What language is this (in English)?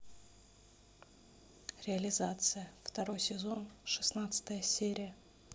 Russian